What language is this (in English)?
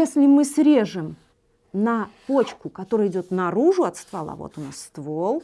Russian